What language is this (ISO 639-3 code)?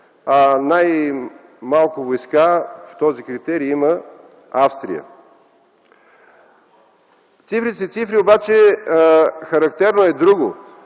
bul